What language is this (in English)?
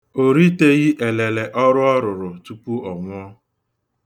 Igbo